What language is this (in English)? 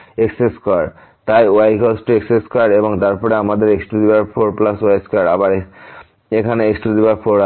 Bangla